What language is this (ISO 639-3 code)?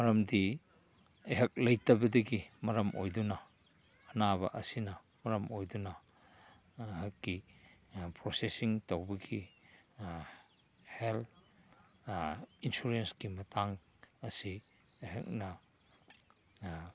mni